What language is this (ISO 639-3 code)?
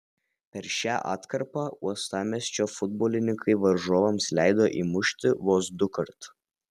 lit